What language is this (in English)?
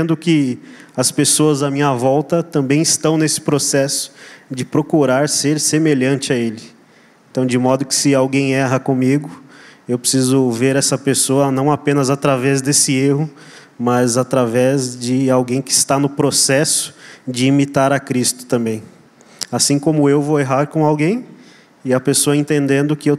Portuguese